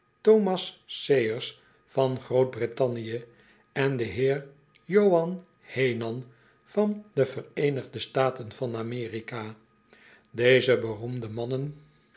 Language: Dutch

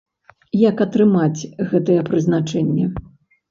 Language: Belarusian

